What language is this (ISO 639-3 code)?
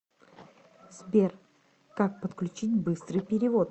rus